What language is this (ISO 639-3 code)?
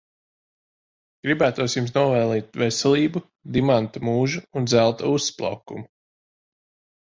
lav